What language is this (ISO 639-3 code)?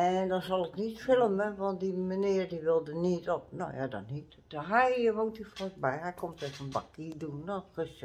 nld